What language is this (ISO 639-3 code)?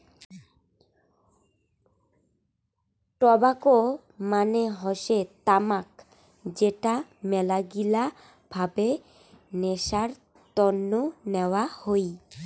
ben